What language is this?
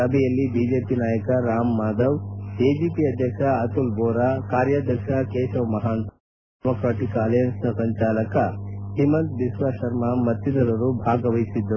Kannada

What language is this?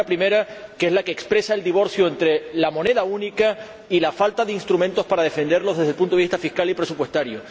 Spanish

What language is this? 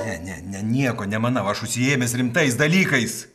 Lithuanian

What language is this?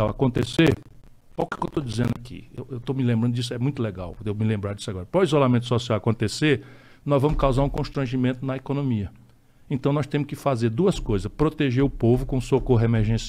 Portuguese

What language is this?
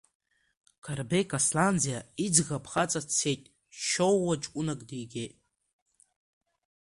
Abkhazian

